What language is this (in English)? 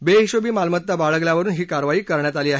Marathi